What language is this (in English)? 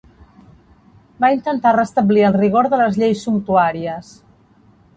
Catalan